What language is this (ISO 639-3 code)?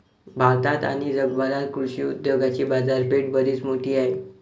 mar